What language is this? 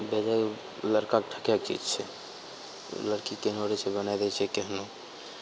Maithili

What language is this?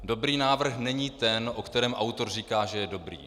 Czech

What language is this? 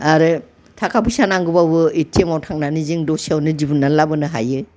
Bodo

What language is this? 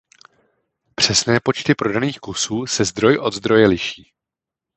Czech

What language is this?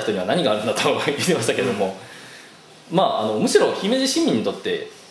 Japanese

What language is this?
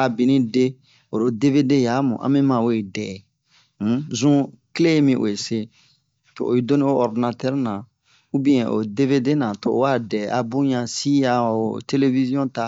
Bomu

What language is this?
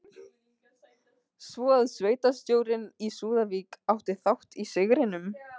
Icelandic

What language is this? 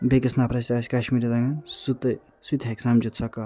Kashmiri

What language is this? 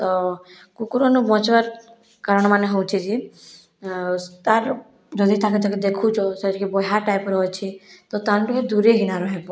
Odia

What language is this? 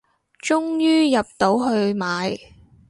Cantonese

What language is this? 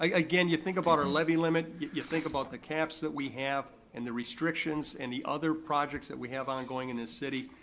English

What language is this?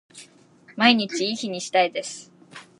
Japanese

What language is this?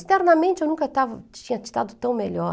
Portuguese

